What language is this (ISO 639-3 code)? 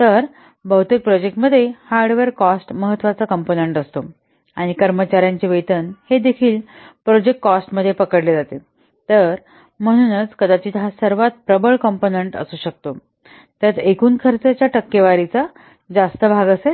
mar